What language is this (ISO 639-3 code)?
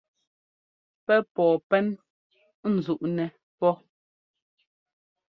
jgo